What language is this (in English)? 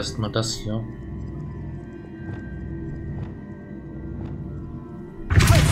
German